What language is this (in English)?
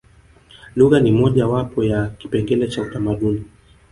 Swahili